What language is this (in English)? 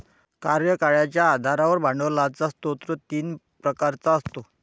Marathi